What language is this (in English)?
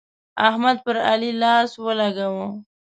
Pashto